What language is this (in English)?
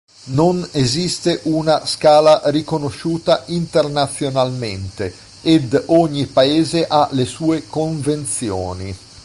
Italian